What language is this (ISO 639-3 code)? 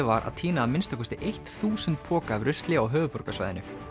isl